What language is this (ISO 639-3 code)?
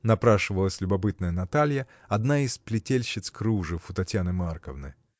rus